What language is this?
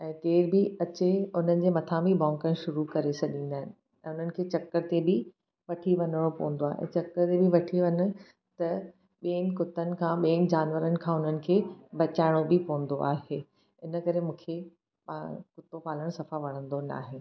Sindhi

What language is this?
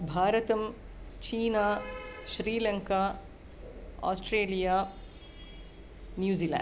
Sanskrit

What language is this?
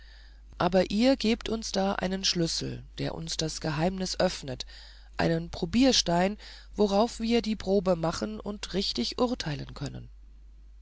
German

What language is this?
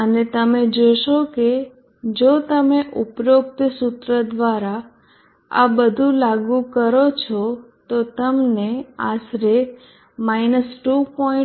Gujarati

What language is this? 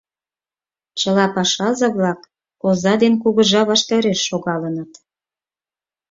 Mari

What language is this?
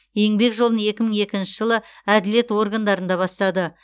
Kazakh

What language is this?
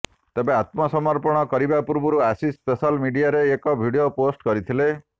Odia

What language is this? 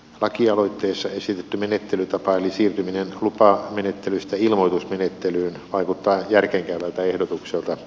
Finnish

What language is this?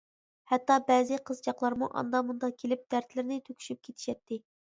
Uyghur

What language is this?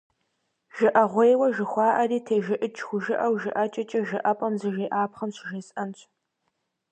Kabardian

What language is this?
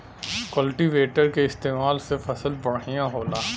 Bhojpuri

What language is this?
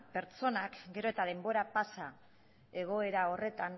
Basque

